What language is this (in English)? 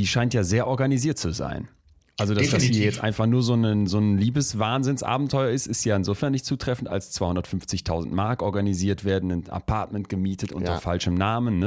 German